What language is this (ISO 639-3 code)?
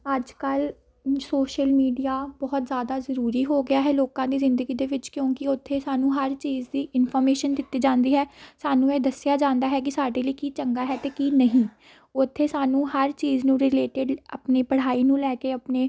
pan